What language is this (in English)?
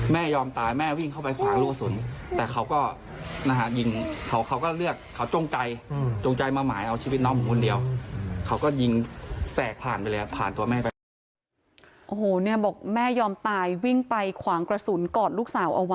Thai